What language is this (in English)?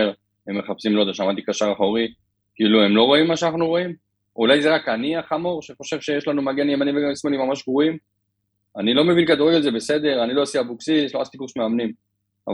Hebrew